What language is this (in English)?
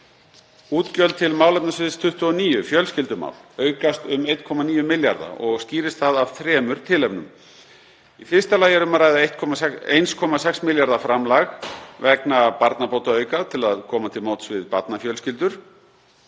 Icelandic